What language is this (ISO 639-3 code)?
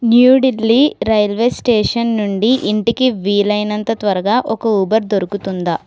tel